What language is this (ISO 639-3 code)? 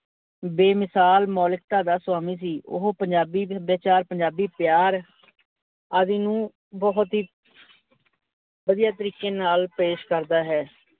pan